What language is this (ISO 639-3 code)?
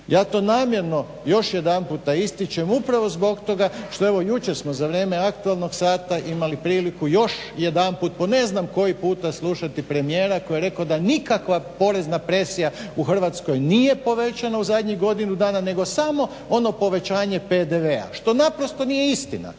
hrv